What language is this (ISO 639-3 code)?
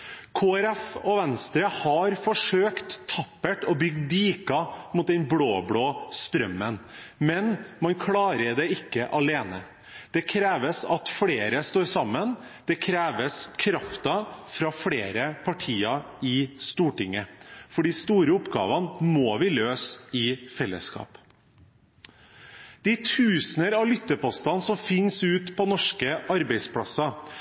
nob